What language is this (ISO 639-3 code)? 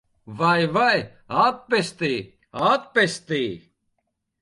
lav